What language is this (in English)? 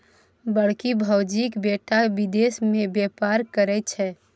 Maithili